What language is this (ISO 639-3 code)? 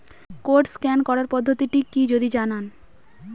ben